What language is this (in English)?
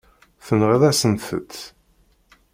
Kabyle